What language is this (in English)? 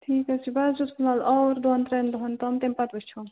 Kashmiri